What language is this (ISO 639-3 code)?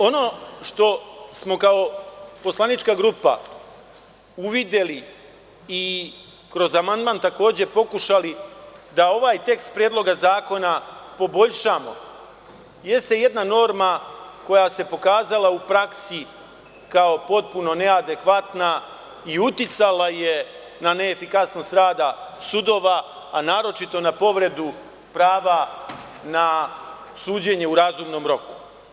srp